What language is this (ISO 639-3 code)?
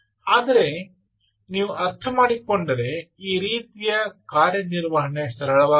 kan